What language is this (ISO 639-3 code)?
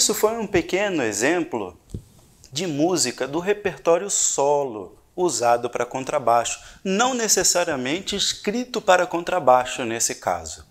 por